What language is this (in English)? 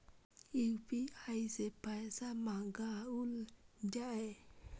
Maithili